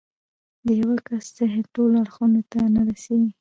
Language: Pashto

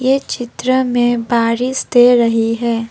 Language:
Hindi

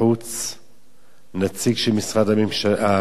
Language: Hebrew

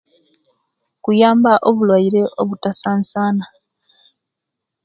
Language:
Kenyi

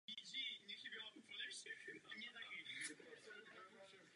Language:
Czech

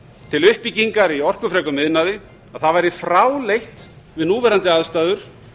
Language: Icelandic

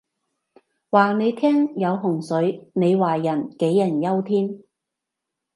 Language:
Cantonese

